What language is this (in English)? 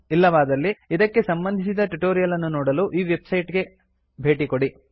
Kannada